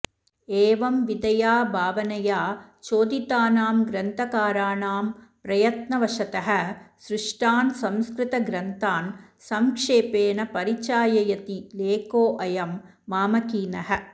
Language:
Sanskrit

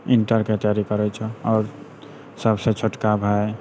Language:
Maithili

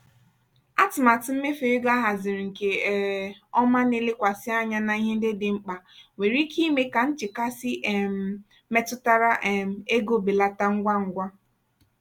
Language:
Igbo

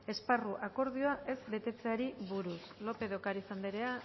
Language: Basque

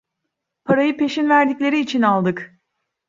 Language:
Turkish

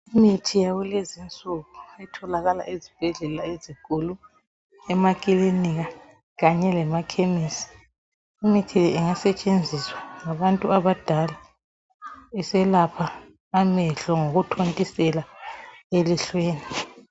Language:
North Ndebele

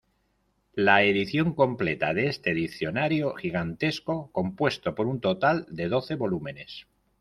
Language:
Spanish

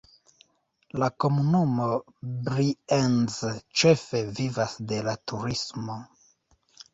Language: Esperanto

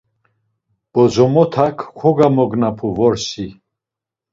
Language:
Laz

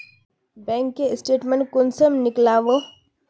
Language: Magahi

